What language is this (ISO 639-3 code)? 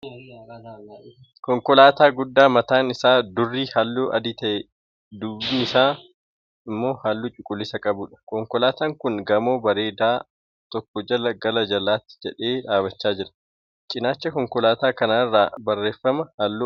orm